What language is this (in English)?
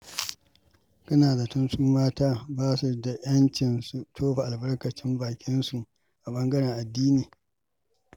Hausa